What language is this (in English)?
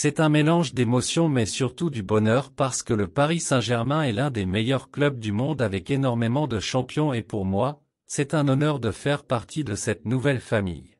French